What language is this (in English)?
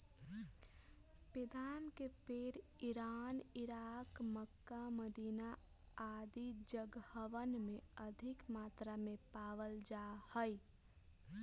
Magahi